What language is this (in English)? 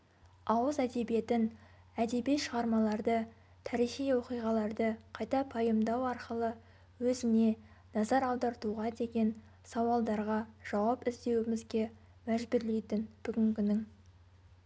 Kazakh